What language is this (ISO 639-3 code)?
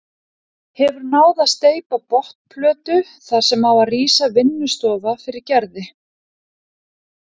isl